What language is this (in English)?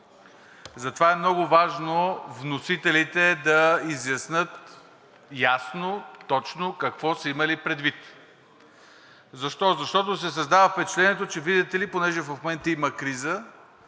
Bulgarian